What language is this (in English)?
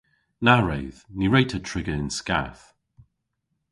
Cornish